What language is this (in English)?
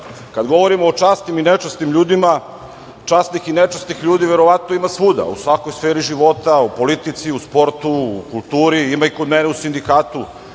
Serbian